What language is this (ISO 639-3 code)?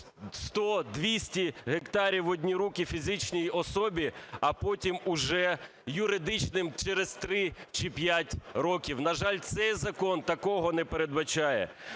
ukr